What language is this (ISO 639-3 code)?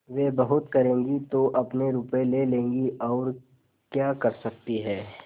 hin